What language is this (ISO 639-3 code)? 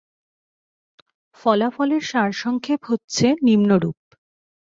ben